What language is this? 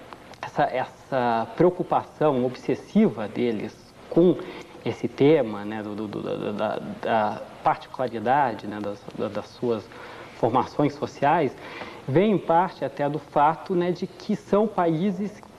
Portuguese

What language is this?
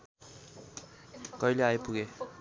Nepali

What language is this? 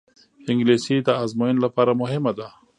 Pashto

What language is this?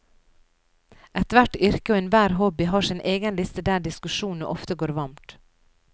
Norwegian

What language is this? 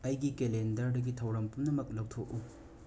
Manipuri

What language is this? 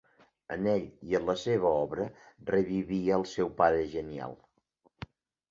Catalan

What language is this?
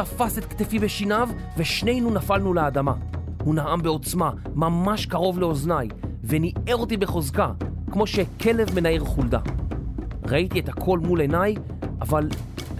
Hebrew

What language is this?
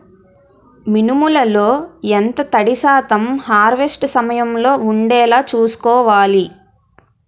Telugu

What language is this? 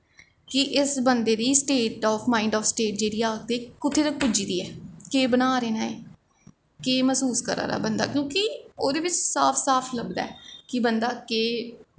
Dogri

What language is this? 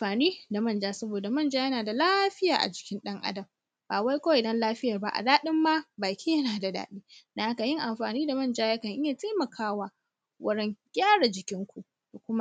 Hausa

